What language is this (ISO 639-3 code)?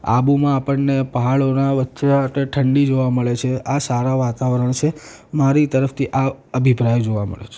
guj